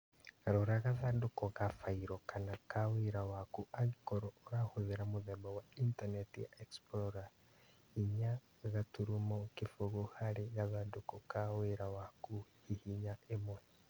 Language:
Kikuyu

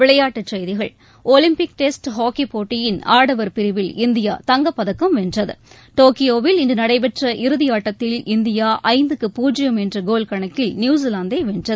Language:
Tamil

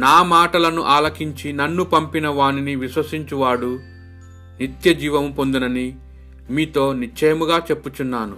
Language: Telugu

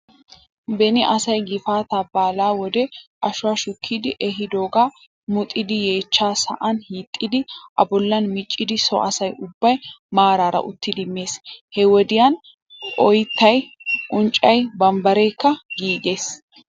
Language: Wolaytta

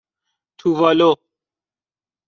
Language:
Persian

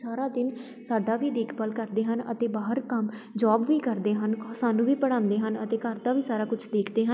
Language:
Punjabi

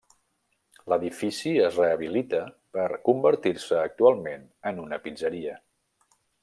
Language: Catalan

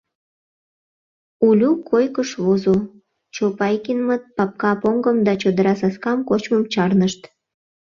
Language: Mari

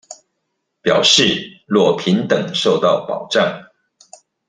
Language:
Chinese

